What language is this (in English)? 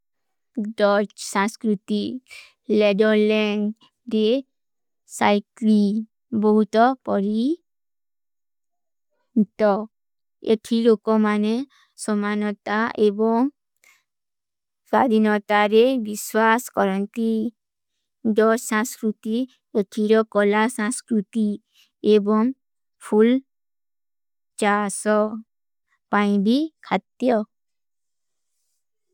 Kui (India)